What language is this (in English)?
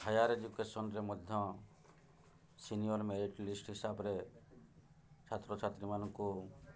Odia